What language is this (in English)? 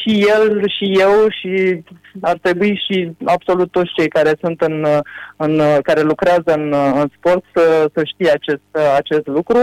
Romanian